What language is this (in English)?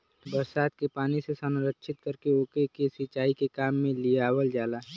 Bhojpuri